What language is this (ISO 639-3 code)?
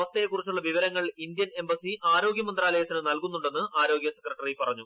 mal